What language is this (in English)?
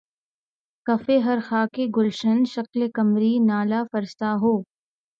Urdu